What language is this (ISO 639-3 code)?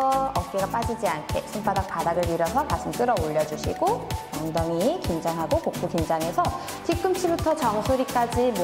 kor